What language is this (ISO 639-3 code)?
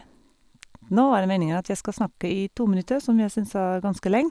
nor